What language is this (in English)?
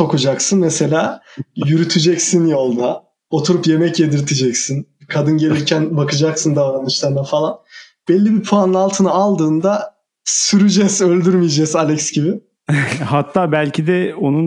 Turkish